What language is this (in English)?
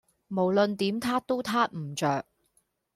Cantonese